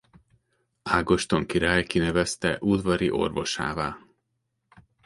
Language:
Hungarian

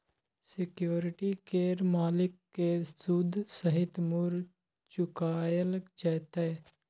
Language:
Maithili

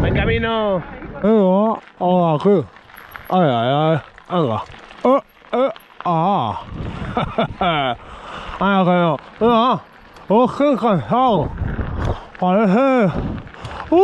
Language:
Spanish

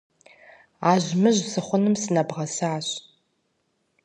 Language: Kabardian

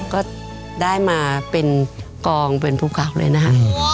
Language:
Thai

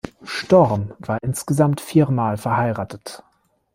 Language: German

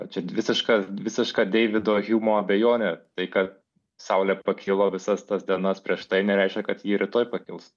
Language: Lithuanian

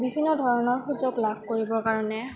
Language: Assamese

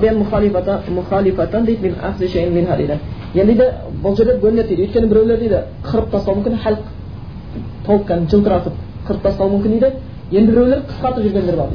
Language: Bulgarian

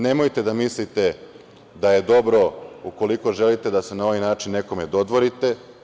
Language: Serbian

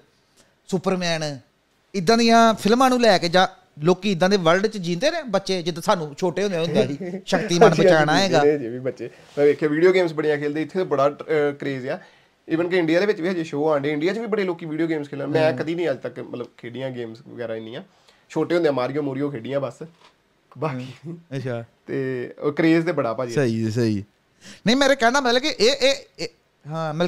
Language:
Punjabi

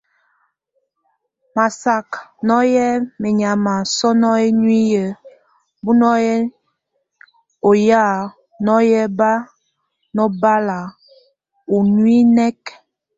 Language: Tunen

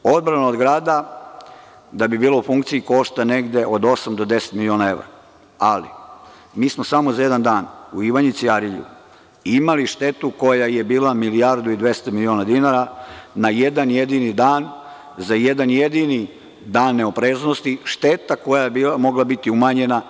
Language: Serbian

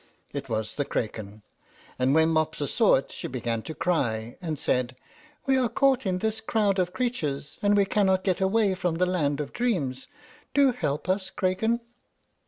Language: English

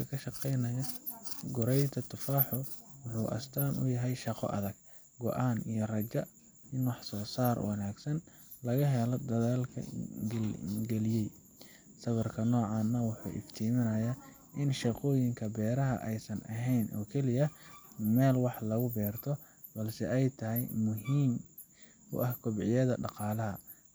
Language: Somali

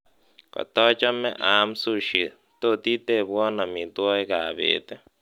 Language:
Kalenjin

